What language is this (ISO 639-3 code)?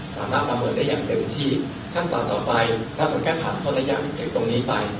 tha